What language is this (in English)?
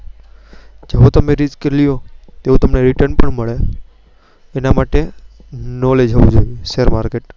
Gujarati